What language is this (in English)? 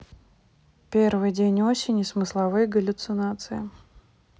Russian